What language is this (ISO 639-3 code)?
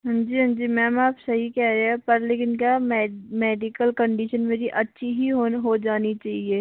hin